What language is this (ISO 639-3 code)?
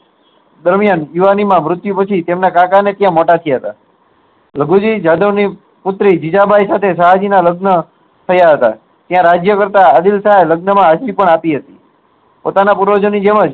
guj